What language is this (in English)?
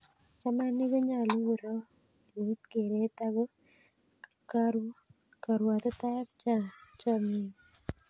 Kalenjin